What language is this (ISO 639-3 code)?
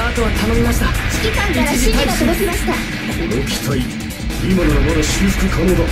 jpn